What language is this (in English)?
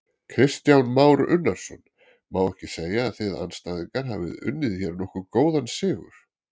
Icelandic